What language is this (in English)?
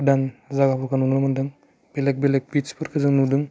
Bodo